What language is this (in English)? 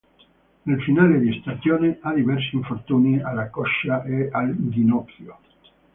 Italian